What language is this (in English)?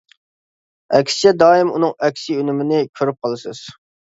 Uyghur